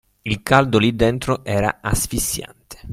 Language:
Italian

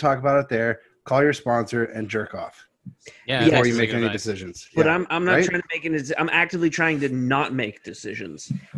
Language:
English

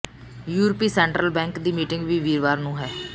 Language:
Punjabi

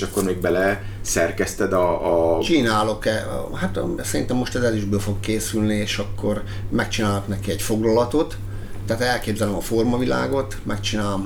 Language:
Hungarian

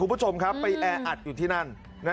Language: Thai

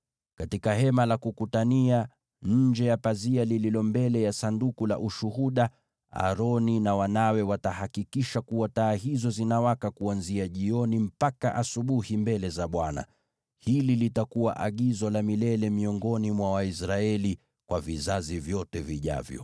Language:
Swahili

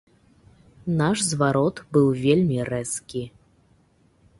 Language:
Belarusian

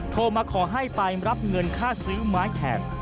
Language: Thai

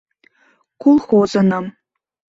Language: Mari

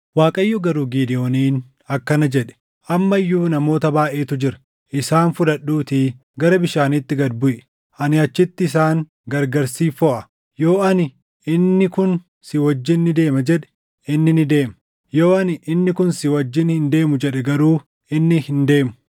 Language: Oromo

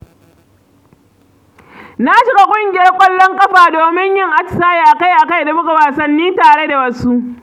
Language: Hausa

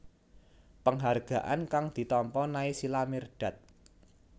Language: Javanese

